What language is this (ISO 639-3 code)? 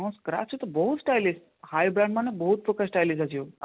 ori